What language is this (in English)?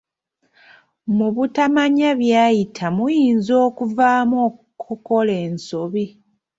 Ganda